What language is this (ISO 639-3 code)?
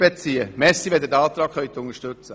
gsw